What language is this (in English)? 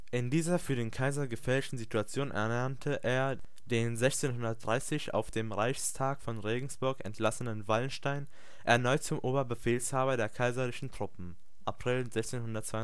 German